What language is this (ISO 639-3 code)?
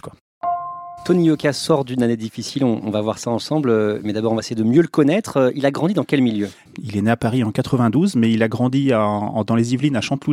fra